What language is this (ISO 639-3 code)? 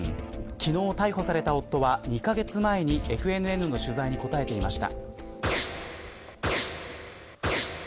jpn